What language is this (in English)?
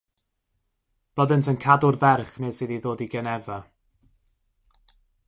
Welsh